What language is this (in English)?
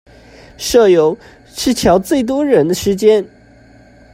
Chinese